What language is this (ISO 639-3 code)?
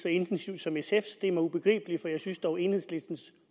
dan